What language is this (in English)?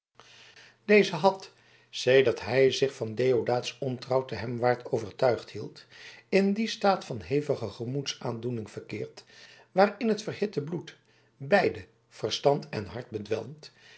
Dutch